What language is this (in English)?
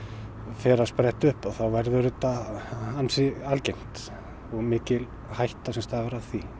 Icelandic